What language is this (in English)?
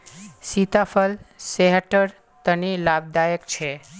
Magahi